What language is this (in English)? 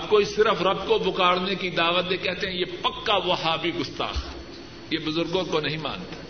Urdu